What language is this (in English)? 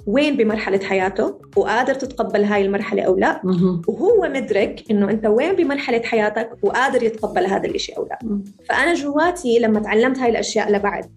Arabic